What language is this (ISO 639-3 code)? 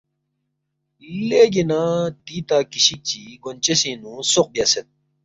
bft